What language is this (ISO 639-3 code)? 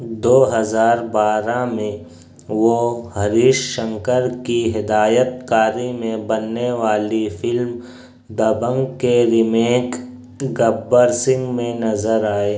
urd